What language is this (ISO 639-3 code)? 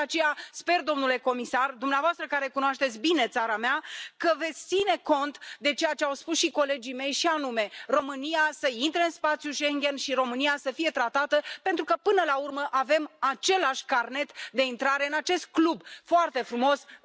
ron